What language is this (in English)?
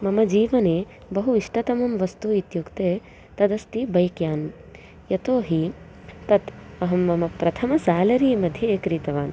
Sanskrit